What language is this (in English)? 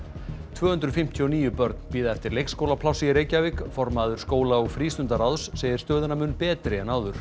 Icelandic